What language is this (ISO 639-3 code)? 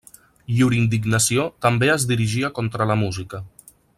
cat